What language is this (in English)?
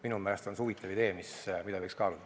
Estonian